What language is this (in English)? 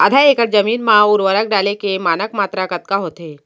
Chhattisgarhi